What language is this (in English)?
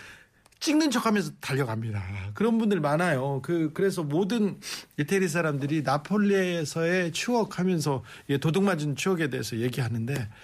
Korean